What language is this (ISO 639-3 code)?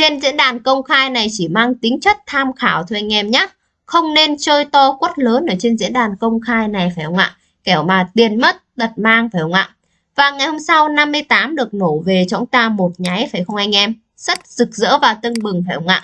vie